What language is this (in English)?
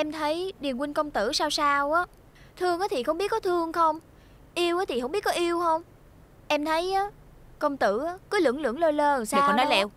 Vietnamese